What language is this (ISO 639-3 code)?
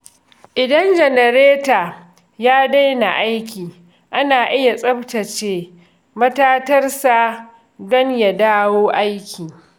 hau